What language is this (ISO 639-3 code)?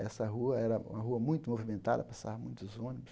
por